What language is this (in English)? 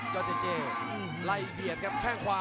Thai